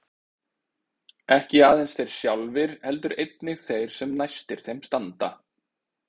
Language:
Icelandic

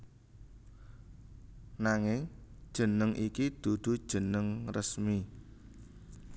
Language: Javanese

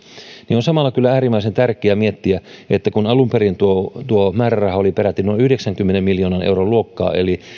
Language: Finnish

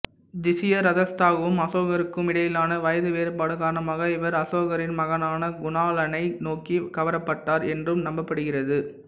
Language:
Tamil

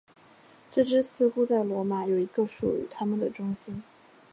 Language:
Chinese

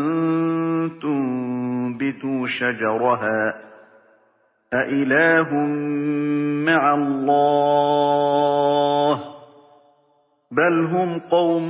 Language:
Arabic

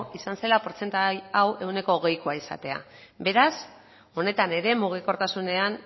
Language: Basque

